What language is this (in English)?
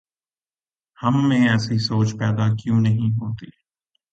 Urdu